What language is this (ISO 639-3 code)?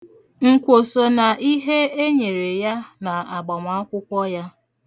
ibo